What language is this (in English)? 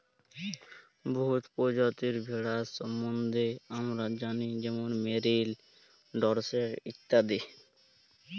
Bangla